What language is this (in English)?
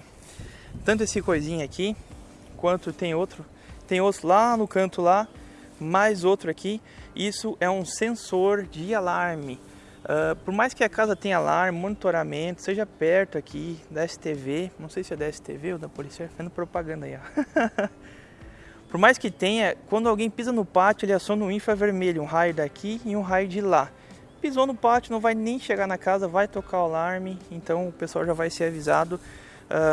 Portuguese